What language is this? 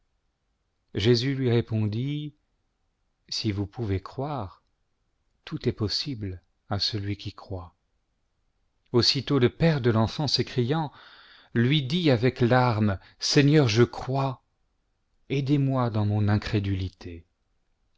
French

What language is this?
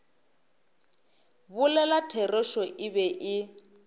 Northern Sotho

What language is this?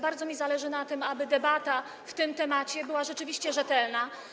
Polish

